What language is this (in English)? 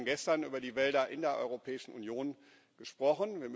German